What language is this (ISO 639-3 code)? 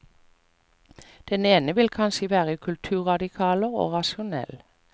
nor